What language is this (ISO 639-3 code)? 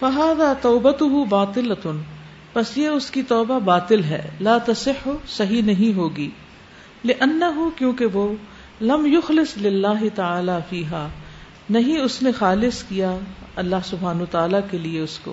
urd